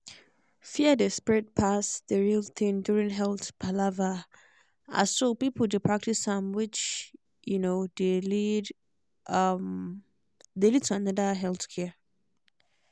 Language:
Nigerian Pidgin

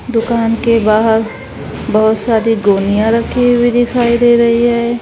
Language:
Hindi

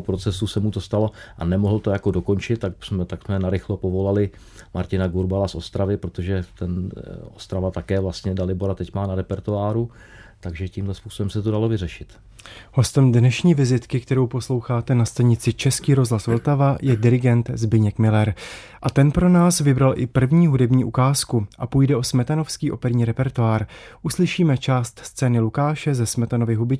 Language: Czech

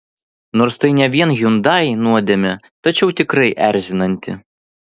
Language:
Lithuanian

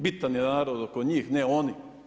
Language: Croatian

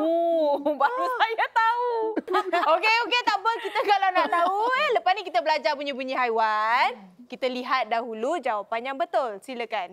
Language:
Malay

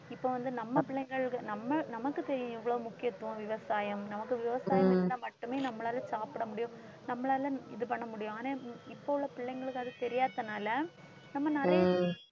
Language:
Tamil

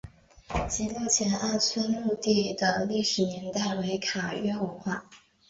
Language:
Chinese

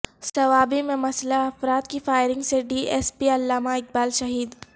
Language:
Urdu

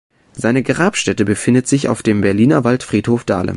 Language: German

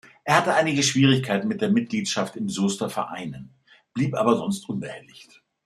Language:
German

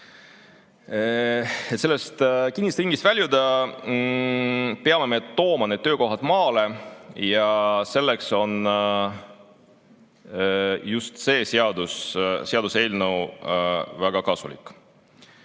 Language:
Estonian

